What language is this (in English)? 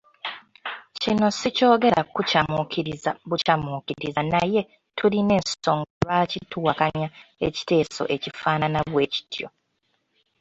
Ganda